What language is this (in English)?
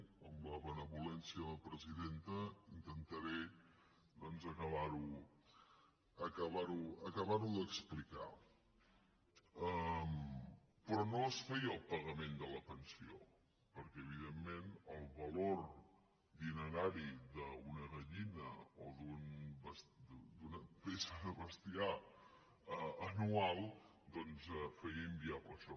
Catalan